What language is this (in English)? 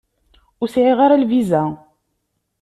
Kabyle